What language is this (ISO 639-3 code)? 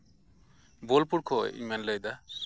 sat